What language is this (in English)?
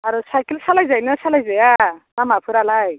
Bodo